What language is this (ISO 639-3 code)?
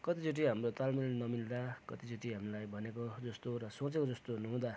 nep